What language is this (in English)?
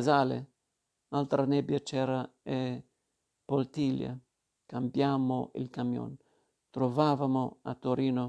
Italian